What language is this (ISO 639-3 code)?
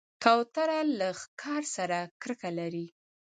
pus